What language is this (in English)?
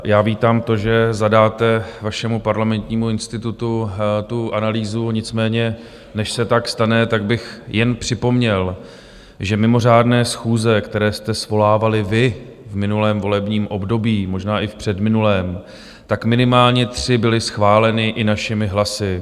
Czech